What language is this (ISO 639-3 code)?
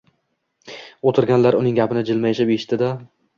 uzb